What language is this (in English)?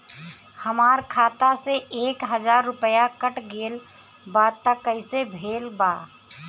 Bhojpuri